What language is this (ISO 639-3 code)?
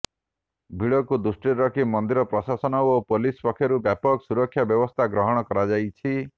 ori